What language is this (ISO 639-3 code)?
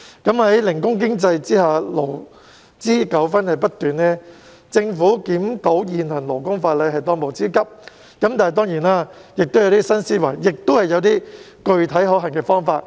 yue